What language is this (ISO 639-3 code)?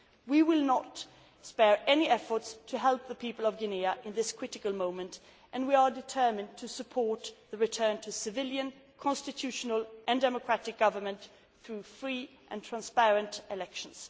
eng